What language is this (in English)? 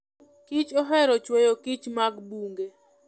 Luo (Kenya and Tanzania)